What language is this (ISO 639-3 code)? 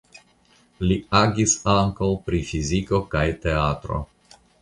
epo